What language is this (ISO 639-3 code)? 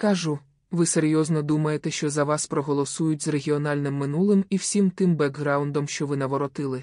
ukr